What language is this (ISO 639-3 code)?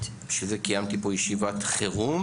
heb